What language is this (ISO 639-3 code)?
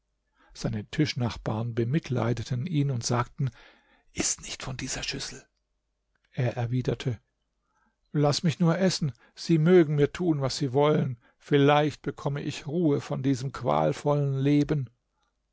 deu